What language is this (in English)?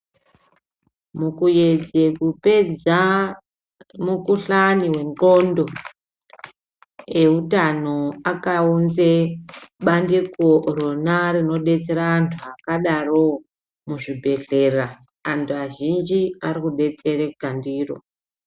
Ndau